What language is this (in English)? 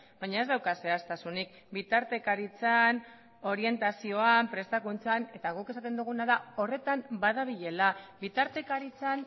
Basque